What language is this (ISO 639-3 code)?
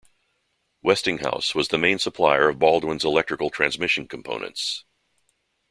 eng